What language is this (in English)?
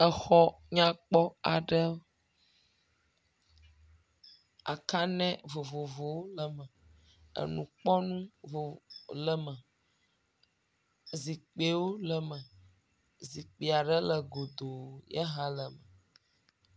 Ewe